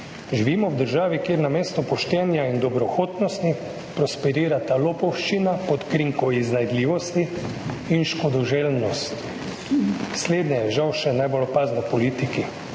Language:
Slovenian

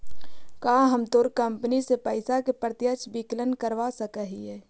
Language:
Magahi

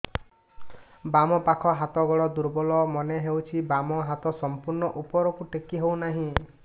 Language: Odia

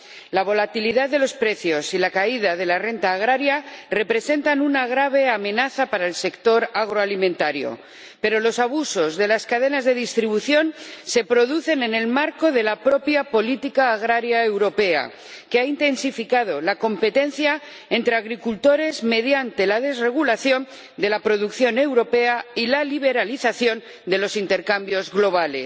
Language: Spanish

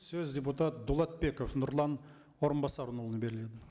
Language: Kazakh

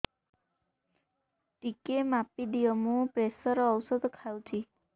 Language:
Odia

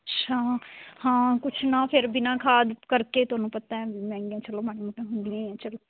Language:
Punjabi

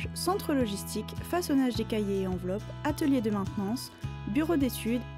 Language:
French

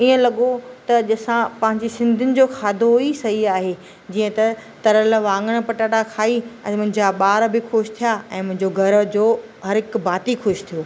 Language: Sindhi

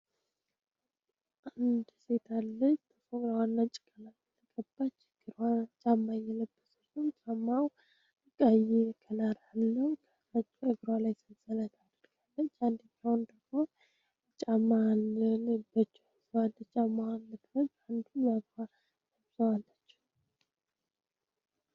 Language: Amharic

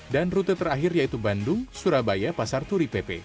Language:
Indonesian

